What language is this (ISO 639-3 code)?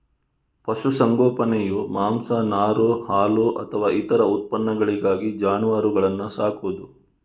kan